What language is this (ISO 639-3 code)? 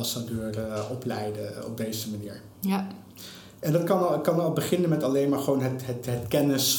nld